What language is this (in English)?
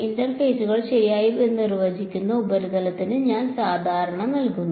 Malayalam